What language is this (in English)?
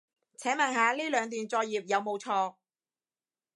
Cantonese